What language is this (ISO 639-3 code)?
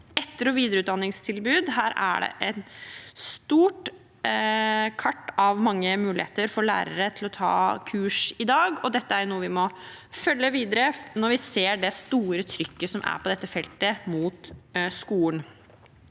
nor